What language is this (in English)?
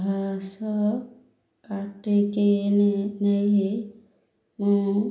Odia